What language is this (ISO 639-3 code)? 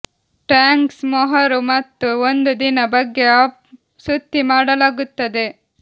kan